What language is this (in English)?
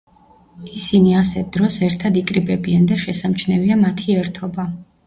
Georgian